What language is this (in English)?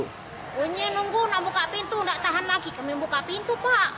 Indonesian